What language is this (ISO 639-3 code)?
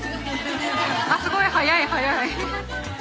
jpn